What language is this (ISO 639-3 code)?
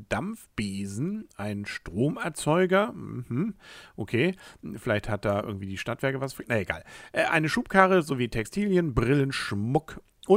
deu